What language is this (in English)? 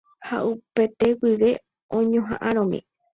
Guarani